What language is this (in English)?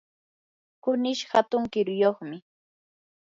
Yanahuanca Pasco Quechua